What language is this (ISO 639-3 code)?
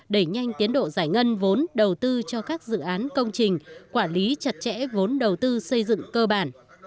vie